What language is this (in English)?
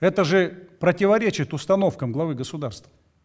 Kazakh